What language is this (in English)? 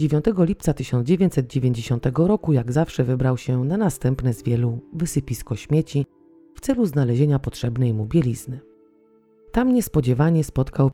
Polish